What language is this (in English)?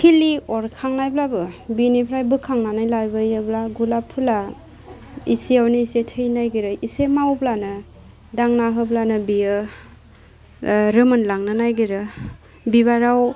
Bodo